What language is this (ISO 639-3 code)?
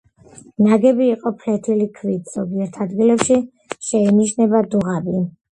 kat